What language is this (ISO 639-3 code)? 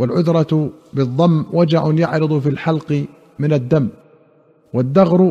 ara